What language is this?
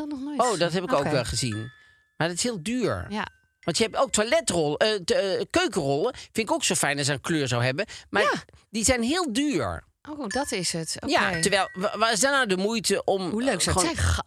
Dutch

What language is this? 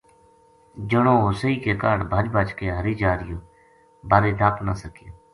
Gujari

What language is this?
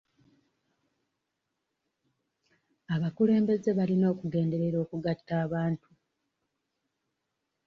Ganda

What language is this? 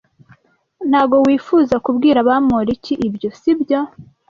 Kinyarwanda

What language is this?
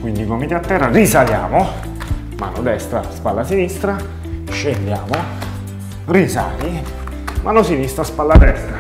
Italian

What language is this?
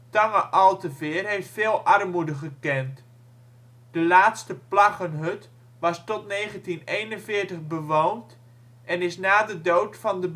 Dutch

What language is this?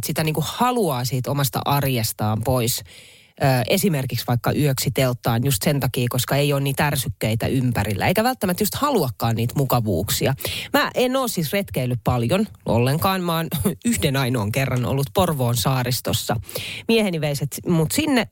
Finnish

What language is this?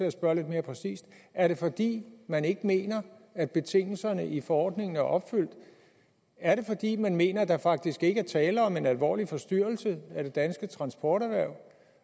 Danish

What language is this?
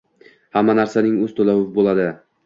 Uzbek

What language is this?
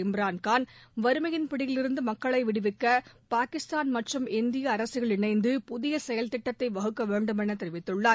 Tamil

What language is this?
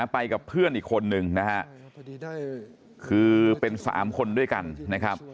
Thai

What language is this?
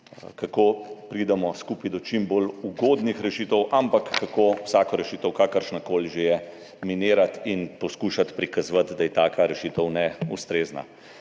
Slovenian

